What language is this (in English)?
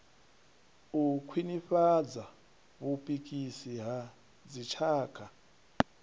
Venda